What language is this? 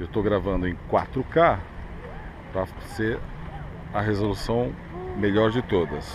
Portuguese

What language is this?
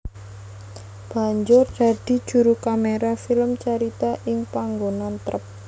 Javanese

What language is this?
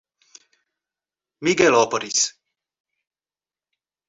Portuguese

